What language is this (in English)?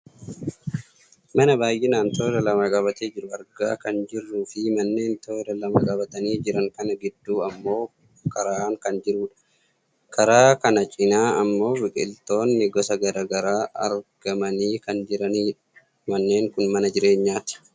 Oromo